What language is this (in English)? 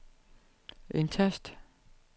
Danish